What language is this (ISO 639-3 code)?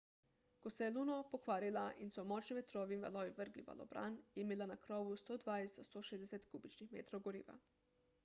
slv